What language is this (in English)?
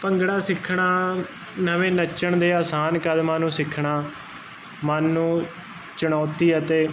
Punjabi